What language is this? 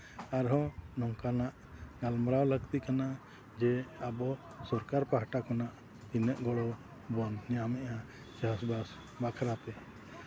Santali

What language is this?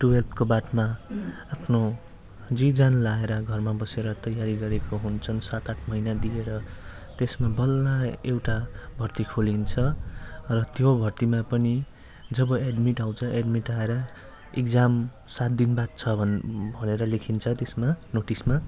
Nepali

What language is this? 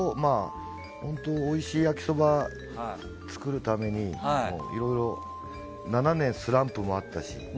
Japanese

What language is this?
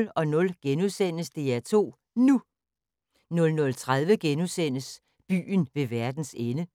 Danish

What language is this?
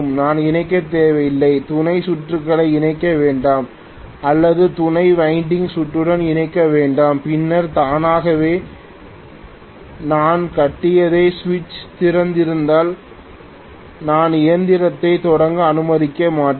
Tamil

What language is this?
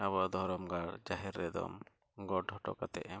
Santali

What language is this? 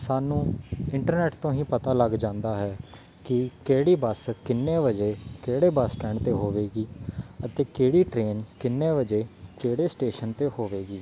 Punjabi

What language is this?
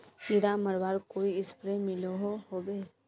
Magahi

